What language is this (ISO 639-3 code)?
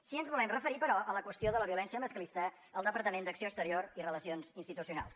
cat